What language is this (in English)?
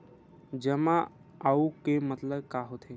Chhattisgarhi